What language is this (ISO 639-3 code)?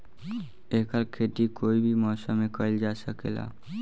bho